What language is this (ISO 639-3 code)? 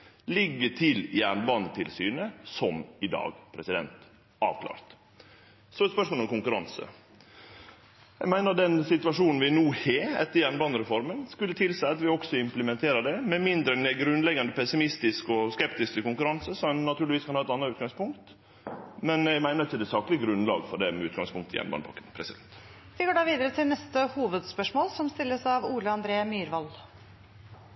nor